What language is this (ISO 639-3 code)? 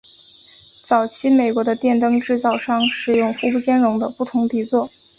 zho